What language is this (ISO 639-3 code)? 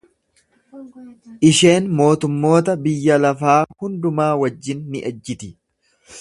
orm